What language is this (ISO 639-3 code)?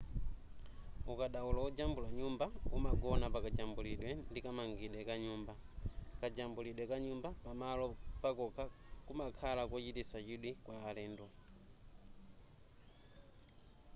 nya